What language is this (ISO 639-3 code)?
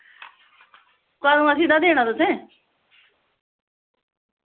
doi